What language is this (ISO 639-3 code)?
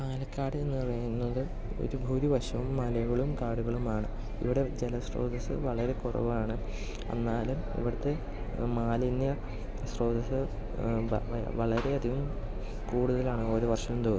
mal